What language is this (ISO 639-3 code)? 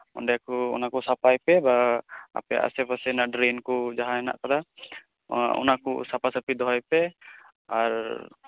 sat